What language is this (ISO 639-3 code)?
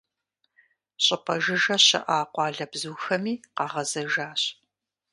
kbd